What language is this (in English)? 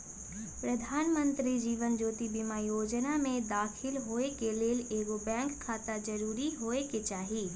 Magahi